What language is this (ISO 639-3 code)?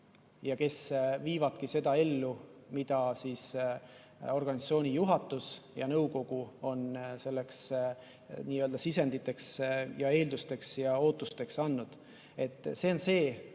est